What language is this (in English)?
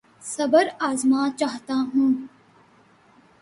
Urdu